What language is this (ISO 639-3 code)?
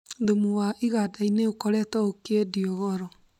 kik